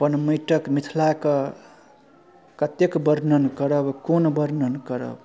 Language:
Maithili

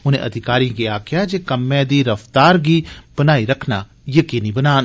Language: Dogri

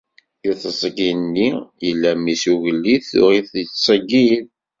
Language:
Kabyle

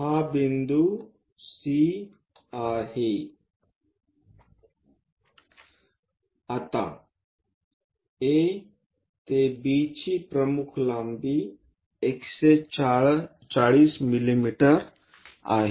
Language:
Marathi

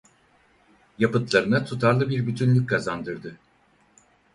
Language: Turkish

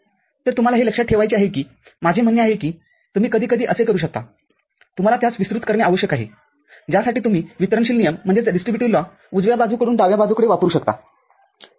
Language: Marathi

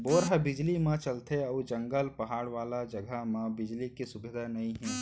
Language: Chhattisgarhi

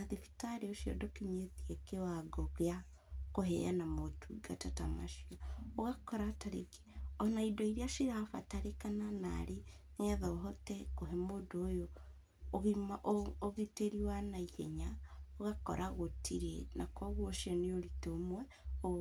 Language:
Kikuyu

